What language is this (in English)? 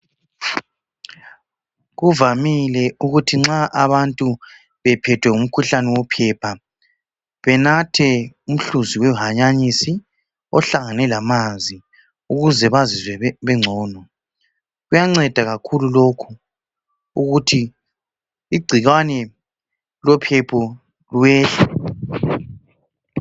North Ndebele